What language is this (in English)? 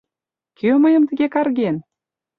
Mari